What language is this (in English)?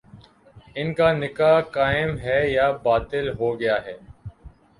Urdu